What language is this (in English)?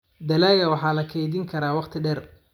Somali